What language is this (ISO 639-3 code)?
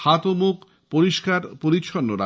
ben